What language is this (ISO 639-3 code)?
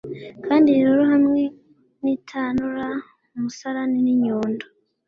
kin